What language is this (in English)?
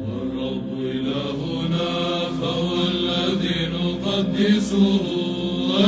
Arabic